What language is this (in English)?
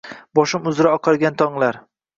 Uzbek